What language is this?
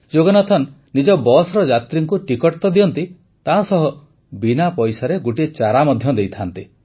Odia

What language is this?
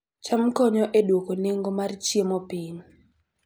Luo (Kenya and Tanzania)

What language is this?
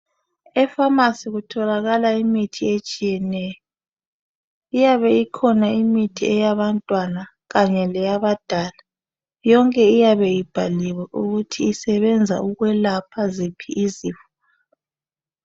North Ndebele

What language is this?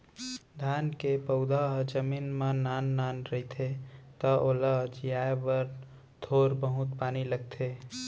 Chhattisgarhi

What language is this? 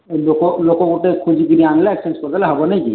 Odia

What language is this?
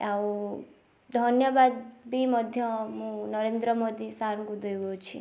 Odia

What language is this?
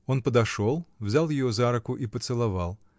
Russian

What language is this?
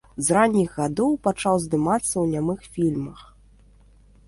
Belarusian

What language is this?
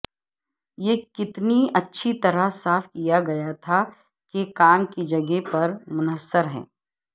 Urdu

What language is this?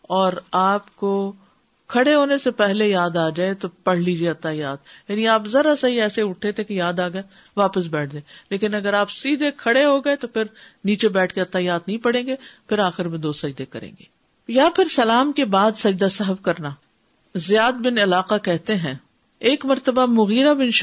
Urdu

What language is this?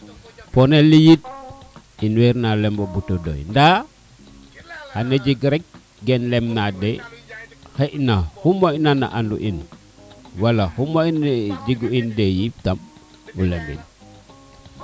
Serer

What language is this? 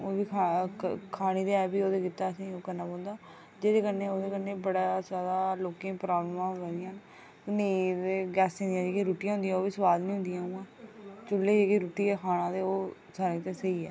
Dogri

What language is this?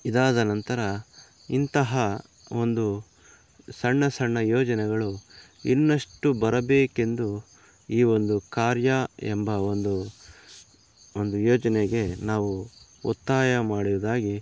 Kannada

